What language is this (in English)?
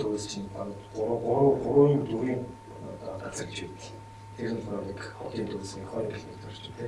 Korean